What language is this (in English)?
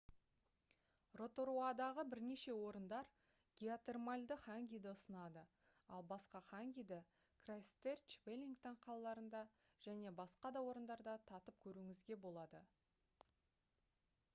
Kazakh